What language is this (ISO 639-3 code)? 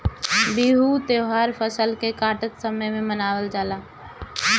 bho